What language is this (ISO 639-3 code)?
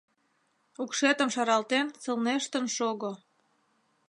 chm